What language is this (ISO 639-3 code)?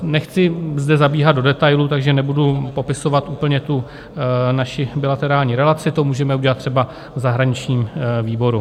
ces